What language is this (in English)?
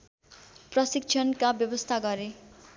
Nepali